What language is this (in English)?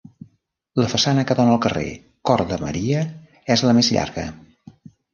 Catalan